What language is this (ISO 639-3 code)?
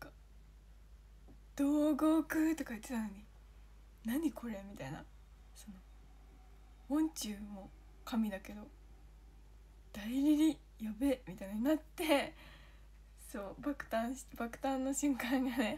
jpn